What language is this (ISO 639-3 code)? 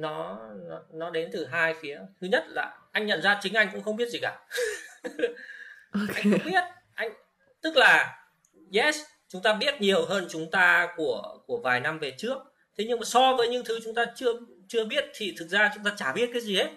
vie